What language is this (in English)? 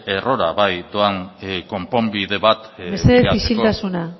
Basque